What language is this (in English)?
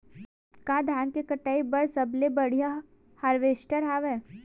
Chhattisgarhi